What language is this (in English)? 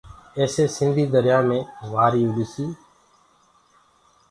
Gurgula